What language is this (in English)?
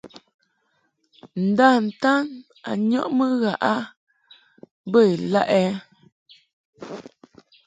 Mungaka